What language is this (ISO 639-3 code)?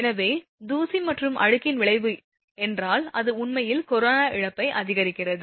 tam